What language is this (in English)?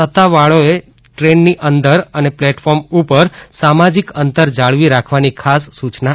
Gujarati